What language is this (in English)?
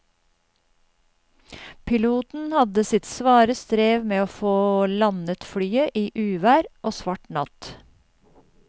Norwegian